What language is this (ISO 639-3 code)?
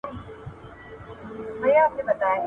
pus